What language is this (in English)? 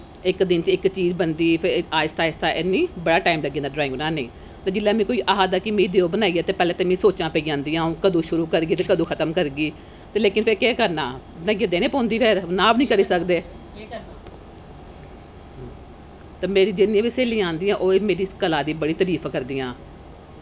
Dogri